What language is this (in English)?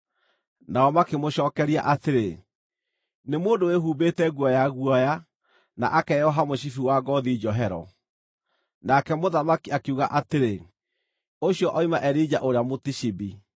Kikuyu